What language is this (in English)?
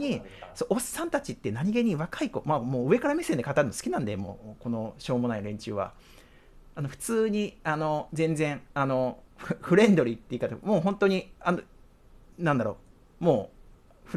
Japanese